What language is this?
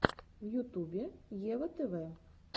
Russian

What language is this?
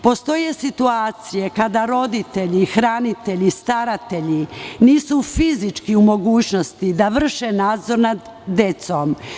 Serbian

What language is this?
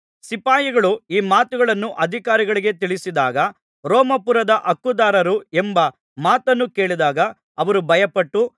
Kannada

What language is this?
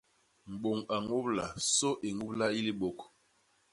Basaa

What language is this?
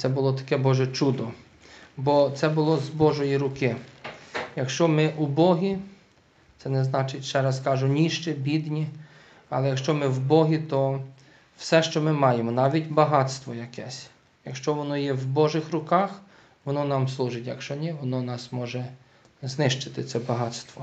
Ukrainian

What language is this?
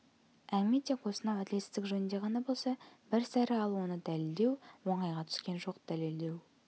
Kazakh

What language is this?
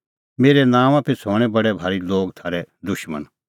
Kullu Pahari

